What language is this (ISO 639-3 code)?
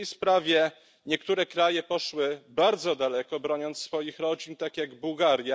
pol